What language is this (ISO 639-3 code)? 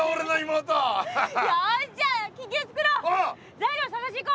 jpn